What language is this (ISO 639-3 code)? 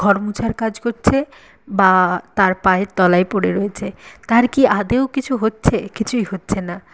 ben